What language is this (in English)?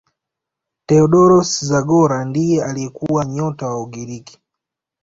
Swahili